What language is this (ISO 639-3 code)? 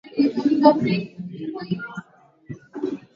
swa